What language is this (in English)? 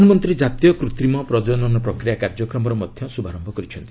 Odia